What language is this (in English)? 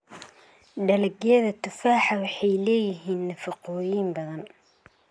Somali